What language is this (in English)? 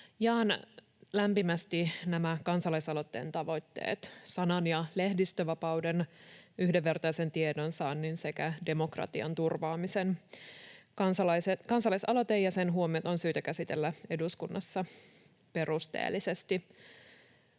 Finnish